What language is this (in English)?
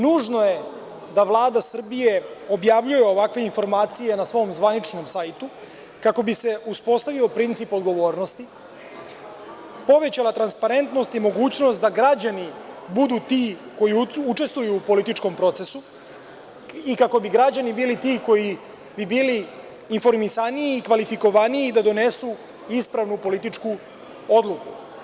Serbian